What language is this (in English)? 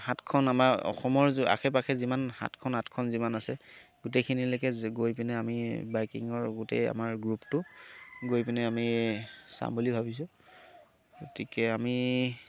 Assamese